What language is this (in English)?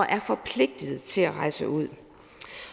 Danish